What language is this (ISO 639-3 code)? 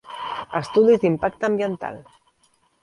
cat